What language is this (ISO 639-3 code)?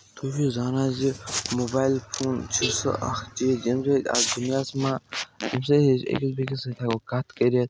kas